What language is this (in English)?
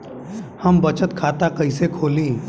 Bhojpuri